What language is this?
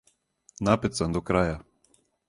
Serbian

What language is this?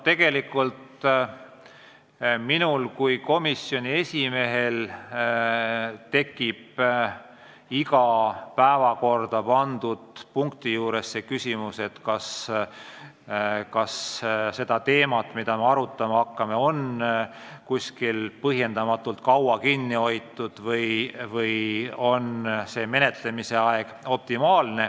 Estonian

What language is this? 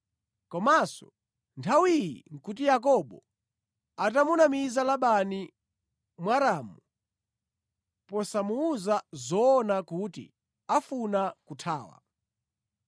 Nyanja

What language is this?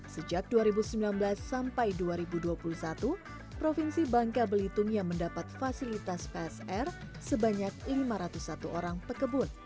Indonesian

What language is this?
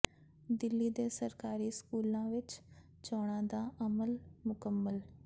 Punjabi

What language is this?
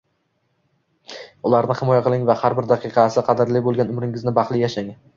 Uzbek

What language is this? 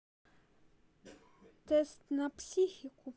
Russian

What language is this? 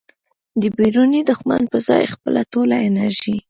Pashto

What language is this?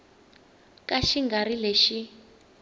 Tsonga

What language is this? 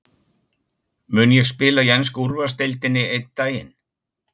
Icelandic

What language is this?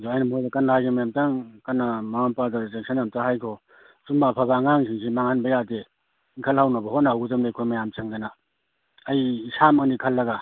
Manipuri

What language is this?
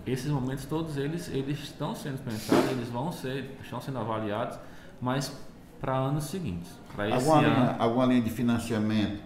Portuguese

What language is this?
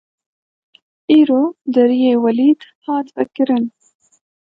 Kurdish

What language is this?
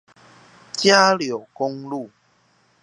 Chinese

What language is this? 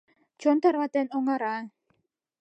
Mari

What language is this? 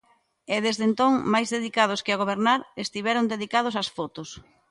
Galician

